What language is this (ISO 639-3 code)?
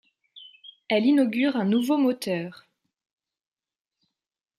fra